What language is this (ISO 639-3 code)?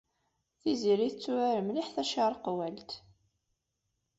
kab